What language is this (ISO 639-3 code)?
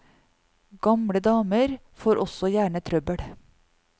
nor